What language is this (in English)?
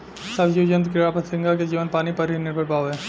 Bhojpuri